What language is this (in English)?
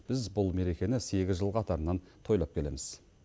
Kazakh